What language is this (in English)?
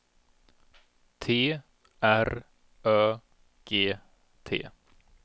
Swedish